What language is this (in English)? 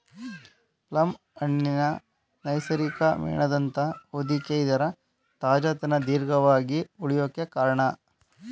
Kannada